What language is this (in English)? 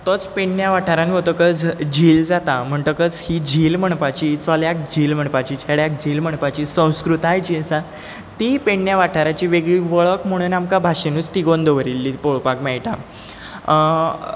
Konkani